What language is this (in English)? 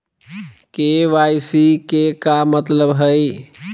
Magahi